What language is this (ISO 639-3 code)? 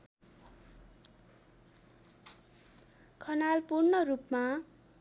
nep